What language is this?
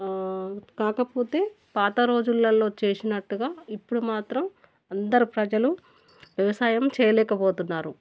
Telugu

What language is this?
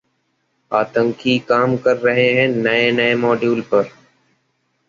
Hindi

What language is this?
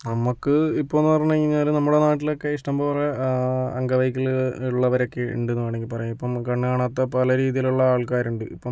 Malayalam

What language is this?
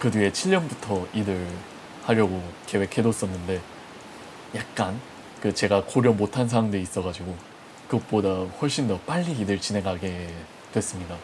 Korean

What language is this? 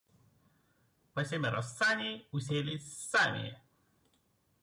Russian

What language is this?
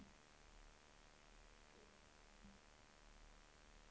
Swedish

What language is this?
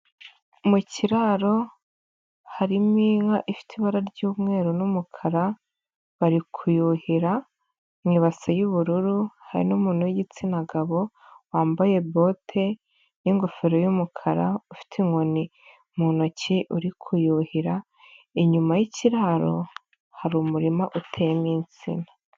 Kinyarwanda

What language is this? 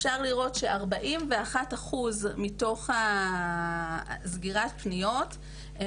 Hebrew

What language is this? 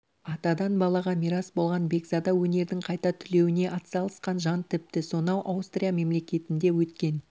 Kazakh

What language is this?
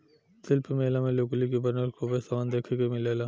Bhojpuri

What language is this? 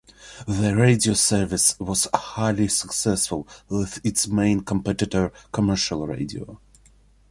English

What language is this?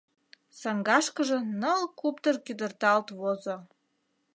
Mari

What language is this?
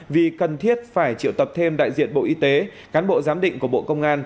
Vietnamese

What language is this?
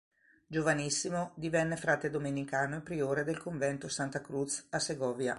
Italian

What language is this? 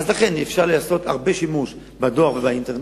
Hebrew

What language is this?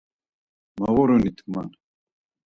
Laz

